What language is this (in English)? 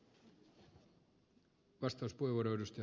Finnish